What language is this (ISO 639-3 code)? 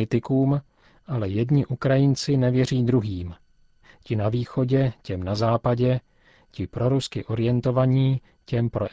ces